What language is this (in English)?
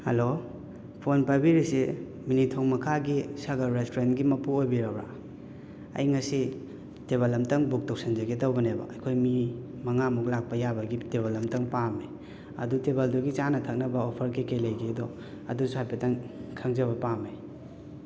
Manipuri